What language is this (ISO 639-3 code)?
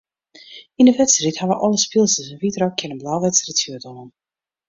fry